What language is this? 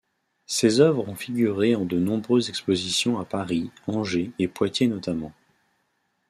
French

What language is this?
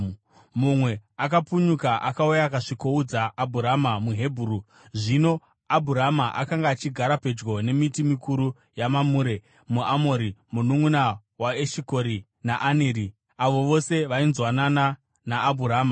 Shona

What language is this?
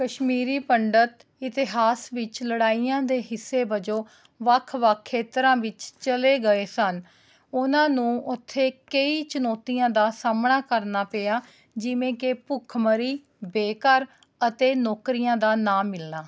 Punjabi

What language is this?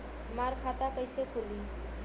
Bhojpuri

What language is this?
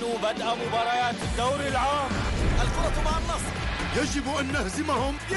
Arabic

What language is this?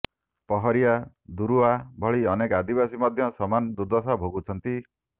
Odia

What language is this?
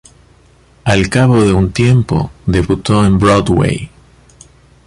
Spanish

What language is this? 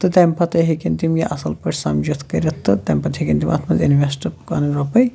Kashmiri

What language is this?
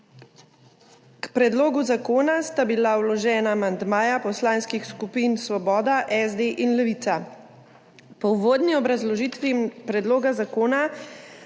Slovenian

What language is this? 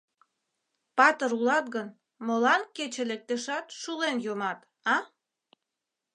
Mari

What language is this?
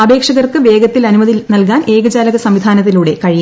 Malayalam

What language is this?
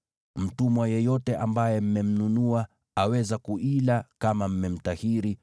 Swahili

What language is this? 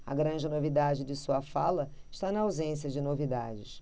Portuguese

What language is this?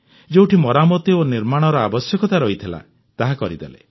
Odia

